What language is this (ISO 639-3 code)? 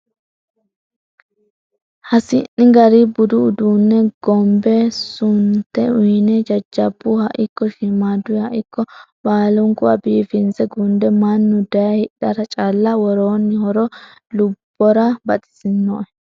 sid